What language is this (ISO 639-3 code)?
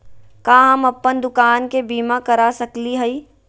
mag